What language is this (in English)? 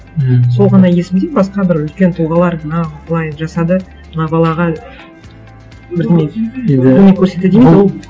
Kazakh